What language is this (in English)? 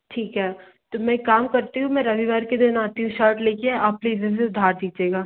Hindi